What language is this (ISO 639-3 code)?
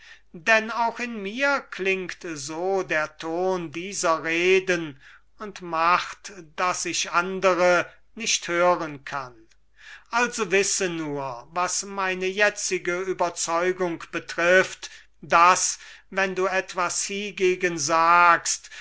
deu